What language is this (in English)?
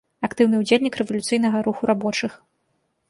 Belarusian